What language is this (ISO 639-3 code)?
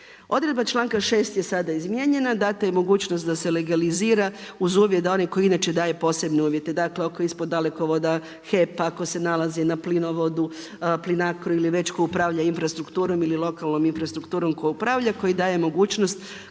hrv